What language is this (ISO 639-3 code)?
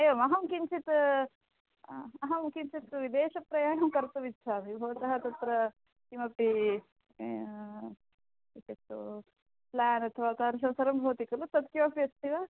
san